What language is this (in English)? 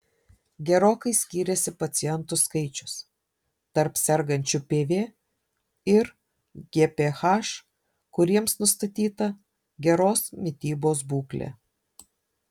Lithuanian